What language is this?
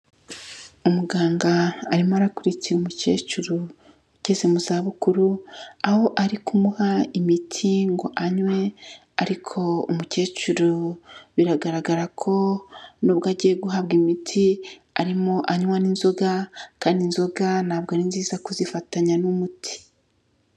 Kinyarwanda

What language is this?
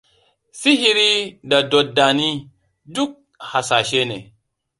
Hausa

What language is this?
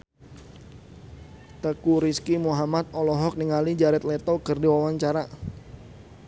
Sundanese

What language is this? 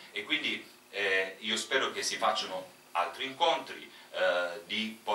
Italian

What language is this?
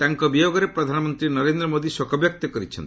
Odia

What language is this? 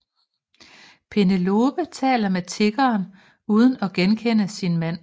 Danish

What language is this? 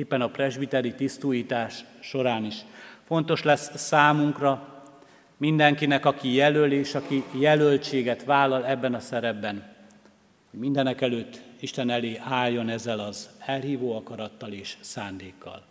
Hungarian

